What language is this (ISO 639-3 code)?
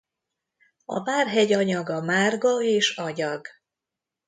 hun